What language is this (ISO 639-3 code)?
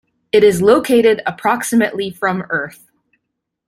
eng